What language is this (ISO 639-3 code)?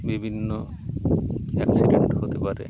ben